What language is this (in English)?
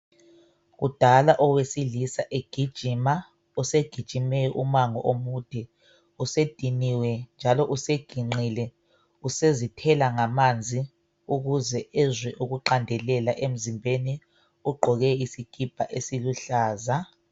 North Ndebele